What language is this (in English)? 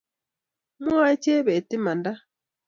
Kalenjin